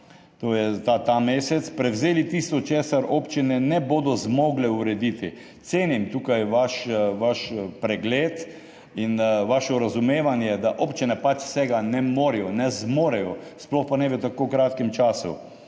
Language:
Slovenian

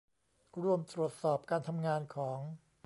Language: Thai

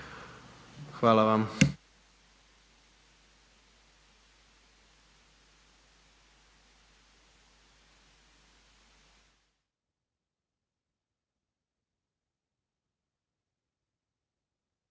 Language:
Croatian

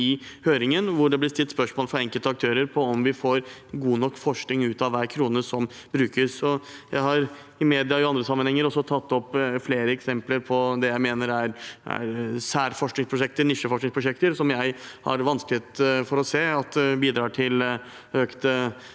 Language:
Norwegian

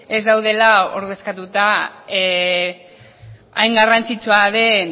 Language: Basque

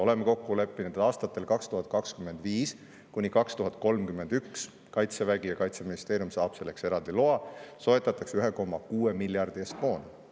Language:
Estonian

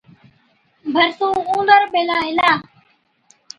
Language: Od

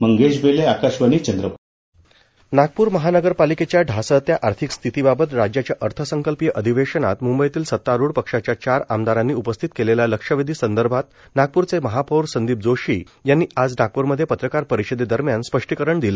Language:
Marathi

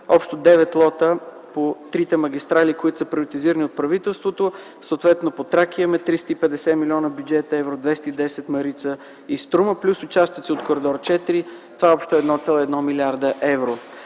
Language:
Bulgarian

